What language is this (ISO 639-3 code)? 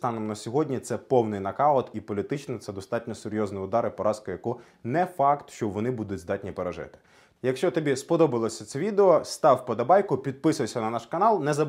ukr